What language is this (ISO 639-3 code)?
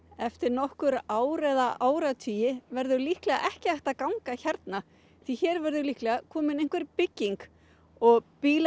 isl